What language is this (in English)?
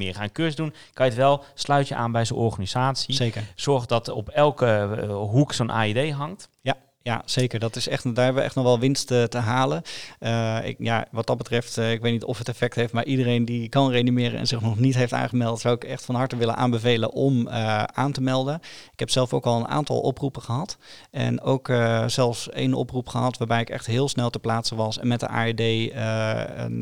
Dutch